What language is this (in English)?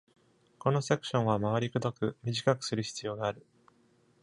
Japanese